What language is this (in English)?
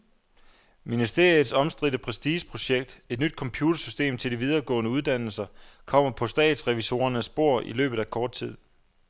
Danish